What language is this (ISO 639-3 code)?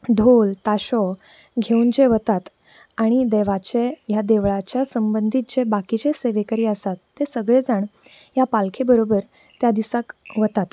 kok